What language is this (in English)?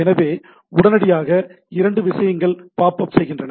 Tamil